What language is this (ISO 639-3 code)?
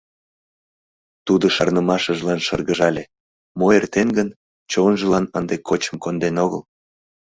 chm